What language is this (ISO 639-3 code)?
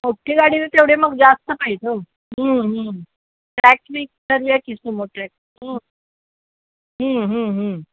mar